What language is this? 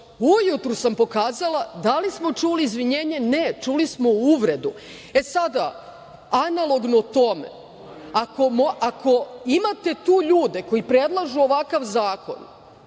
Serbian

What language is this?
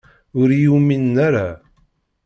Kabyle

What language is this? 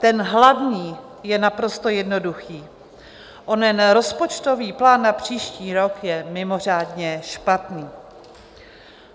Czech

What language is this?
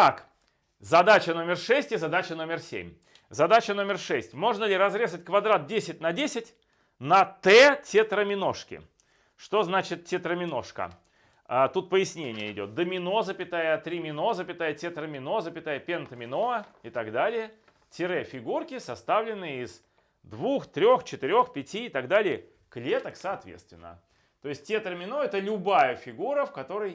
Russian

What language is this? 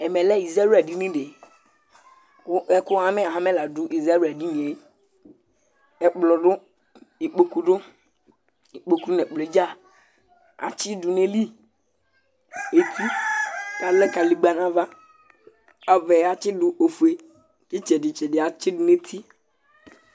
Ikposo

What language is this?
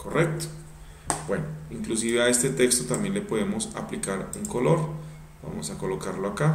Spanish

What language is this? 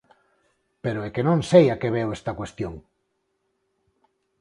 Galician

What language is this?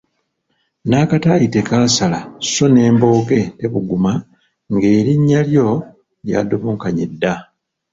Ganda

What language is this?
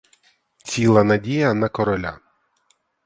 Ukrainian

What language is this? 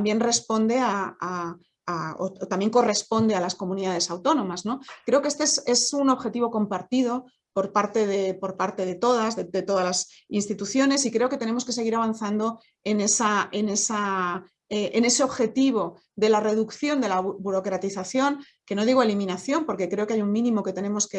Spanish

